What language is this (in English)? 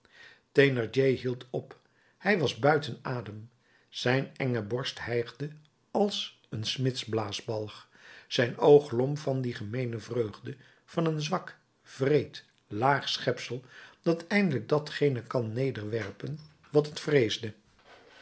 Dutch